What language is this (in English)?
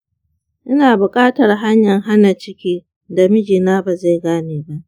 Hausa